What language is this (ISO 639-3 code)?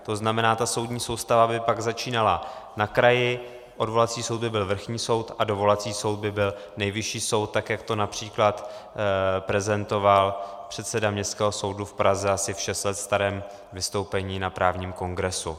ces